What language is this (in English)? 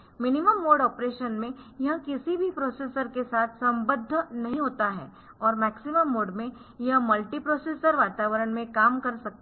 Hindi